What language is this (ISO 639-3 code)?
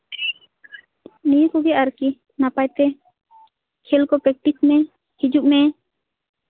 sat